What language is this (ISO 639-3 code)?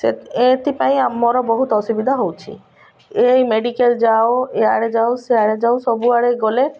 ori